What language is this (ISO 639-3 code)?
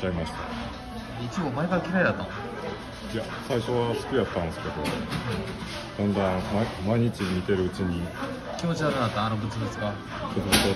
jpn